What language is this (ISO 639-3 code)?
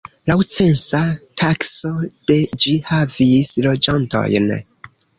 epo